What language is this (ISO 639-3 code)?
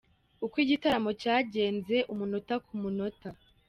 kin